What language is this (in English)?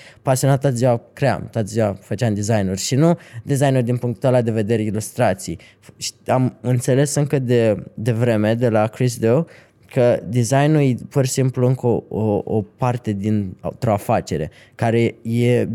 Romanian